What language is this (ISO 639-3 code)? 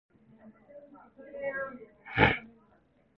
bak